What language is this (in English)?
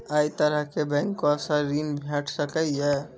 Maithili